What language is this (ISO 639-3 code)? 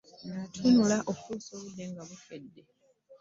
lug